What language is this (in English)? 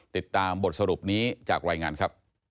Thai